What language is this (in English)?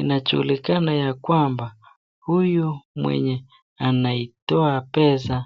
Swahili